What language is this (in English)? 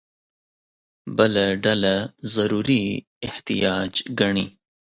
Pashto